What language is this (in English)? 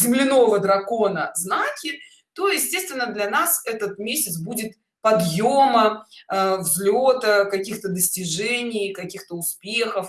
Russian